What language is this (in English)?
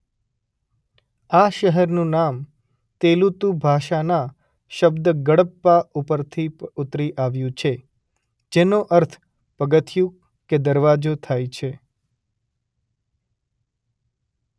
Gujarati